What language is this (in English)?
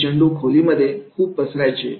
Marathi